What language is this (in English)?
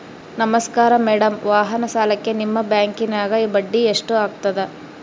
Kannada